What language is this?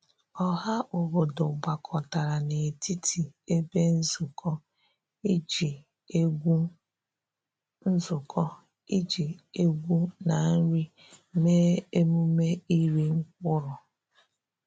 Igbo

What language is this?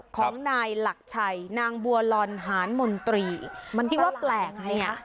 Thai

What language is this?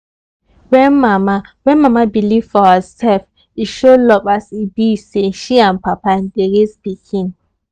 Nigerian Pidgin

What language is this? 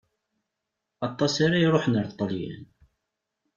Kabyle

